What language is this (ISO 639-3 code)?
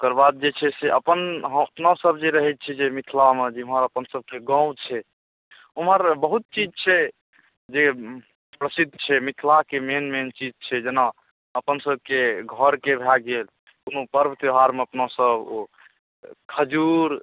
mai